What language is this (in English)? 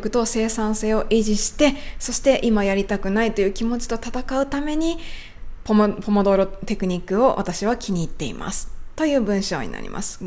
Japanese